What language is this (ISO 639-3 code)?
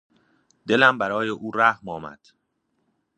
fas